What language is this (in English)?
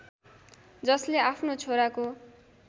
Nepali